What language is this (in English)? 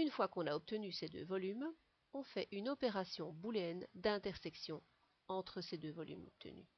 French